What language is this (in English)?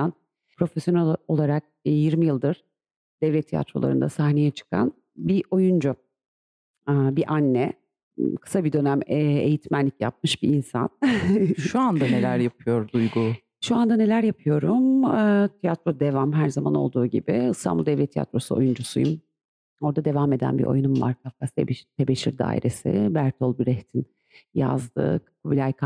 Turkish